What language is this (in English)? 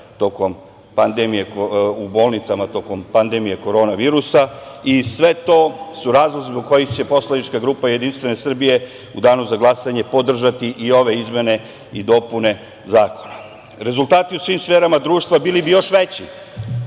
Serbian